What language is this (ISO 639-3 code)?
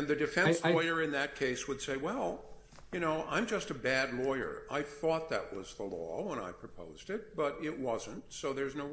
eng